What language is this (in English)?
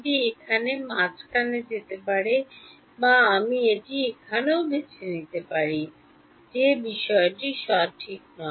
Bangla